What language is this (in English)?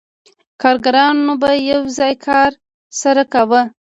Pashto